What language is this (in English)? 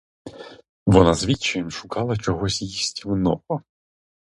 Ukrainian